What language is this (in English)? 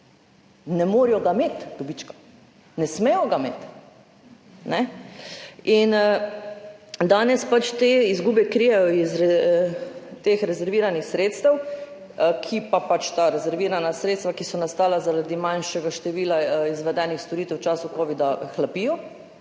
Slovenian